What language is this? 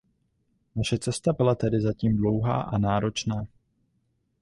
Czech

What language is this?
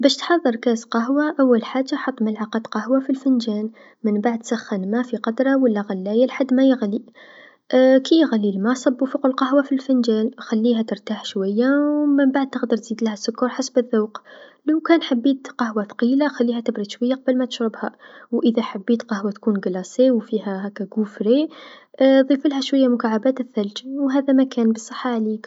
Tunisian Arabic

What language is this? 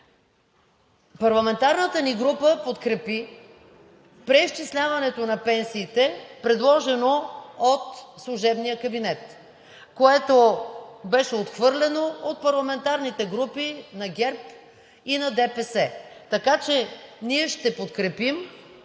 Bulgarian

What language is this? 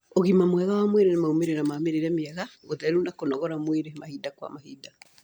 Kikuyu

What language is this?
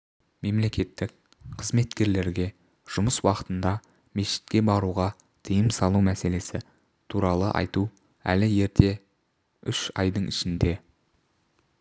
Kazakh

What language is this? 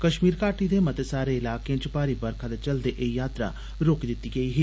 Dogri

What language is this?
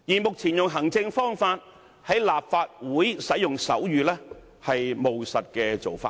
Cantonese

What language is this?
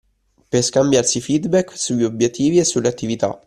Italian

